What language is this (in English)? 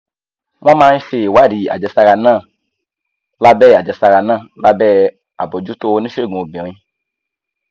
Yoruba